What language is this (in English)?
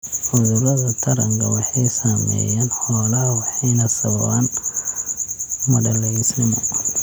Somali